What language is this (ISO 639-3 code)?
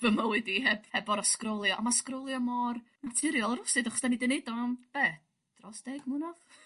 cym